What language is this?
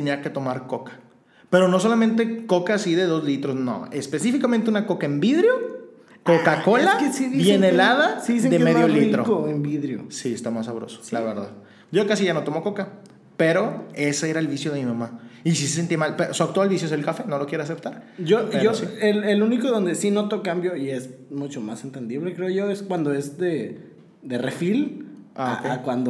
Spanish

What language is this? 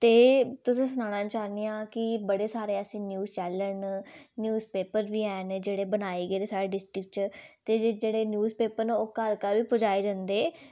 Dogri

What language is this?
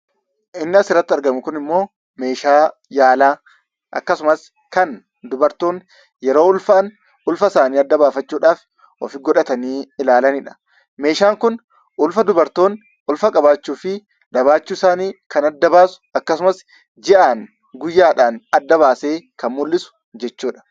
Oromo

